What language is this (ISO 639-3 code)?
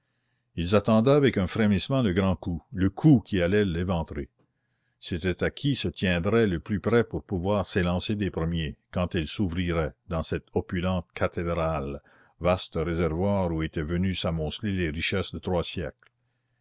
fra